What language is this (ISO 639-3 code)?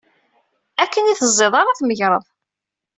kab